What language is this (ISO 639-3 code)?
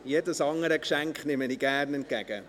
gsw